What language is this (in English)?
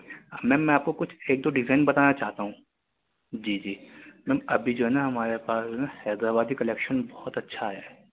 Urdu